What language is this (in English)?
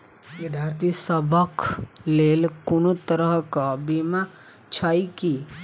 Maithili